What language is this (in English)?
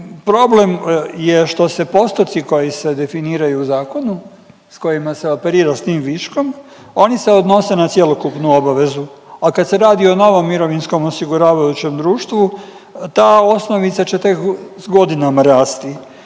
Croatian